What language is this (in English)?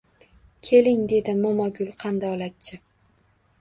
Uzbek